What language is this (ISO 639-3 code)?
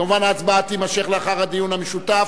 heb